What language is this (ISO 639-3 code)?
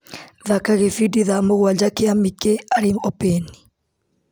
kik